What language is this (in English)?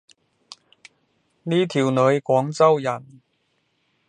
Cantonese